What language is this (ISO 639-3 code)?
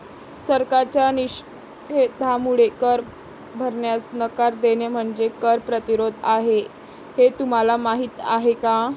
mar